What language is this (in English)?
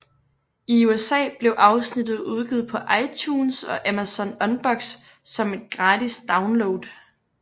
Danish